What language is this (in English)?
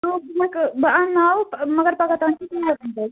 Kashmiri